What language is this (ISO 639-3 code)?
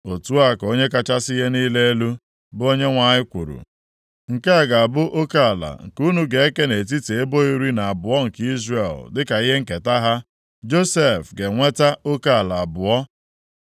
ibo